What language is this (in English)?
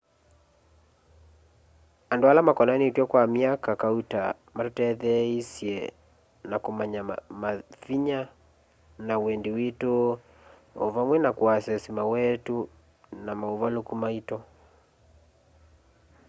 Kamba